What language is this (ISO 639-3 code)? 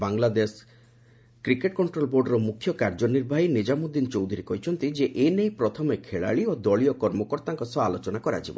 ori